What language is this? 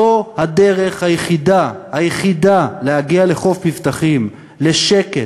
Hebrew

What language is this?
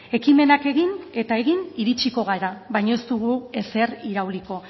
Basque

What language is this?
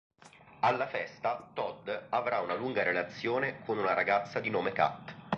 Italian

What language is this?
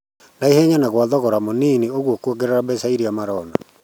Kikuyu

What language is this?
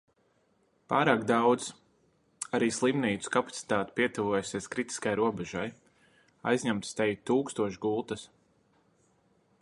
Latvian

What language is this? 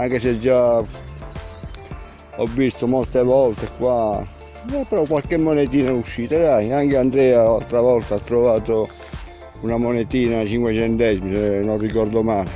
Italian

